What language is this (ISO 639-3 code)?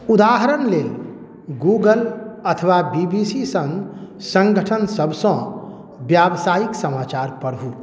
mai